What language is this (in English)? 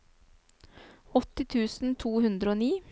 Norwegian